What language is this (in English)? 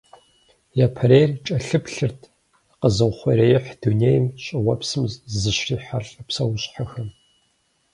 Kabardian